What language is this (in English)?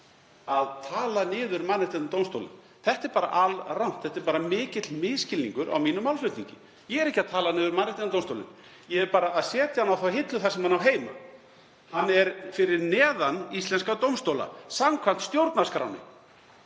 Icelandic